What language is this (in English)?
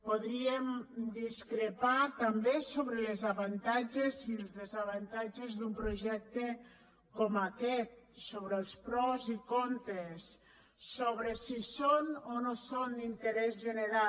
Catalan